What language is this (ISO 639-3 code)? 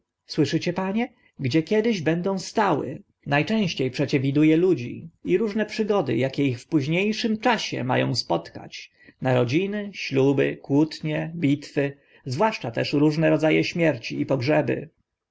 pol